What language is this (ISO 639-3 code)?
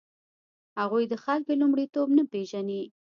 pus